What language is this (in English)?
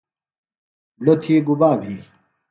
Phalura